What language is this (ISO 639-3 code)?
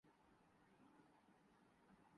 urd